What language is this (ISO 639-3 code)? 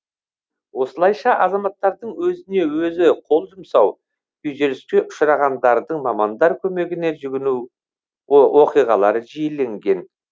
kaz